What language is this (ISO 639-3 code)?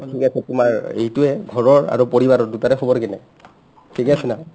asm